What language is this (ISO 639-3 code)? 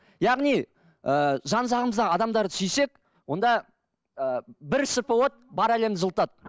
kaz